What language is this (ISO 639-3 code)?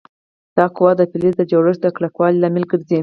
pus